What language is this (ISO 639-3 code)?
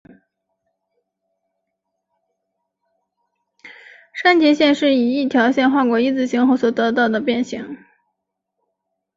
zho